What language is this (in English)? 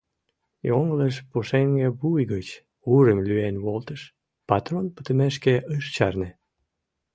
Mari